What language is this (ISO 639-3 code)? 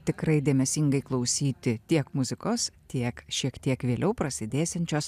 lit